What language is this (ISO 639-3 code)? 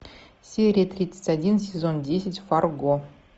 rus